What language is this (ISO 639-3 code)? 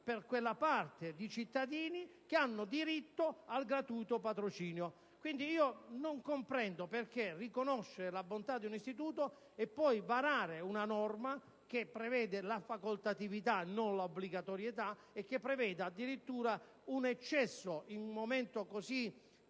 ita